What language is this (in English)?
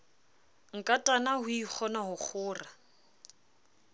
Southern Sotho